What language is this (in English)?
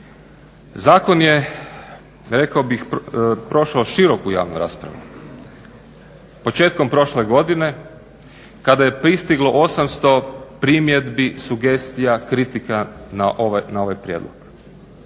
Croatian